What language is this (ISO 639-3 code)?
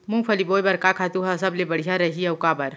hne